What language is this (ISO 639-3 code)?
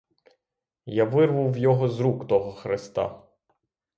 ukr